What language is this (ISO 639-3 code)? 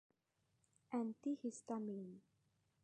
tha